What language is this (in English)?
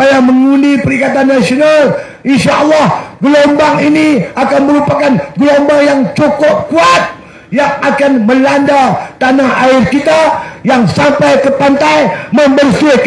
Malay